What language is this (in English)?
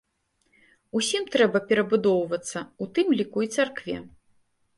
Belarusian